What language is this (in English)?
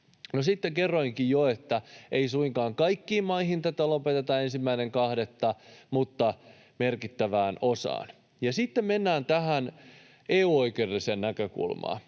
Finnish